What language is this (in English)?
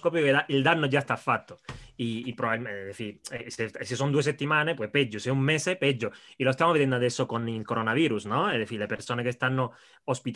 Italian